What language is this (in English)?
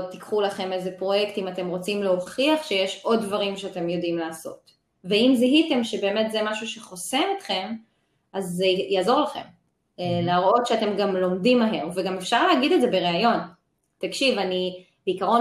Hebrew